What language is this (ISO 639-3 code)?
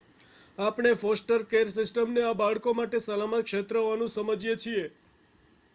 guj